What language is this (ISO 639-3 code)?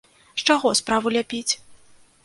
bel